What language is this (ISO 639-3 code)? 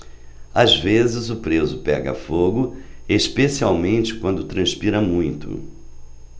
por